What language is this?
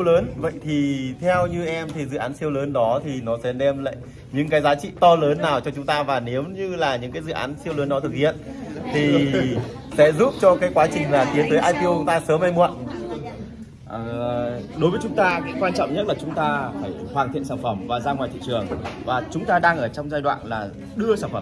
Vietnamese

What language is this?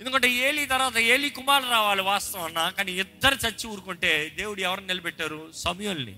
Telugu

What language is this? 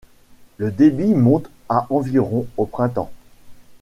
French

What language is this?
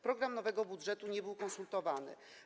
Polish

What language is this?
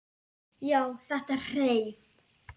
Icelandic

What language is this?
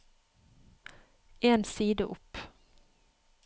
Norwegian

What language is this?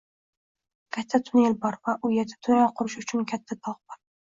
Uzbek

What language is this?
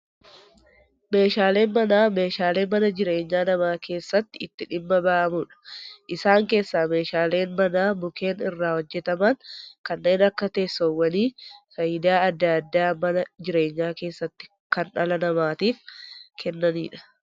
Oromo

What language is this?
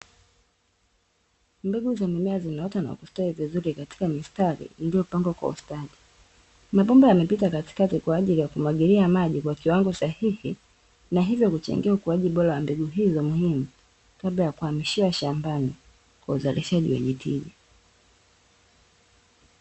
Swahili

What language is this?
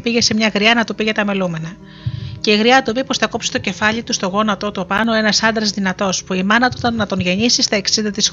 Greek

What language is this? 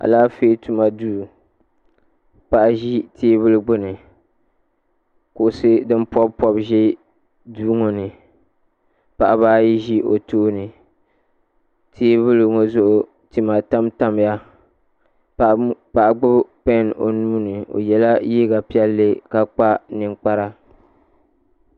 Dagbani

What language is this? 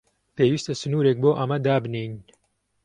Central Kurdish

